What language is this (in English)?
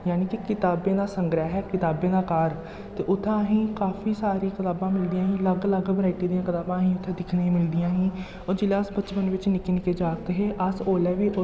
Dogri